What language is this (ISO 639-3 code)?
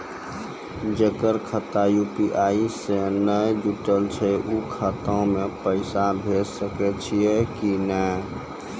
mai